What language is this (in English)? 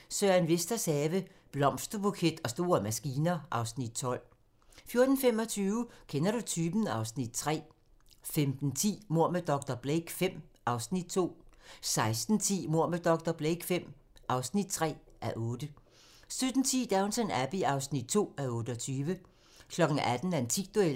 Danish